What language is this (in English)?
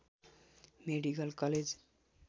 Nepali